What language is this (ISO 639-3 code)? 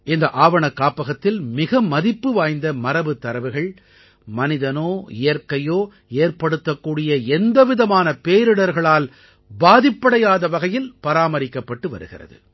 tam